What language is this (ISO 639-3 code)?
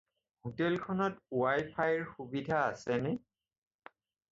asm